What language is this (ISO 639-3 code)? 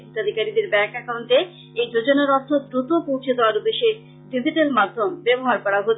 ben